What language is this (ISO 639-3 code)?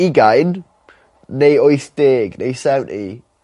cym